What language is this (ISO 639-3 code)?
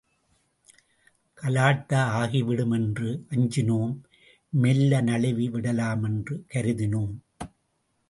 tam